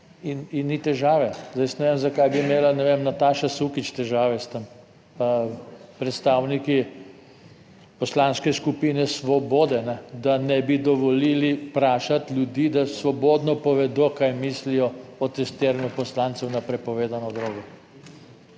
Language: Slovenian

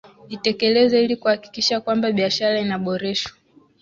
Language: Swahili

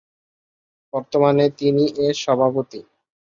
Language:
Bangla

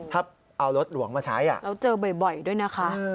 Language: Thai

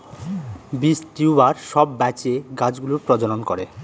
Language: Bangla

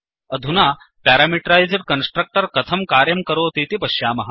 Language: Sanskrit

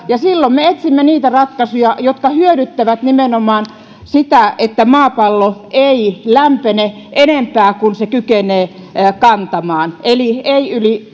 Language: Finnish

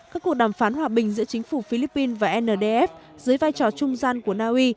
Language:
Vietnamese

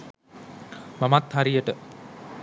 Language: Sinhala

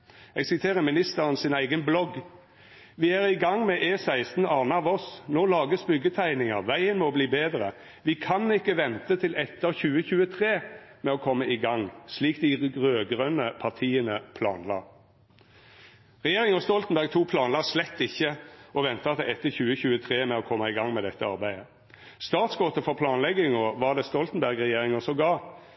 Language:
Norwegian Nynorsk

